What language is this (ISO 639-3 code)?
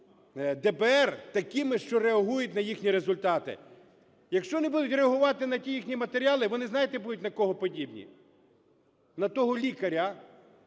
ukr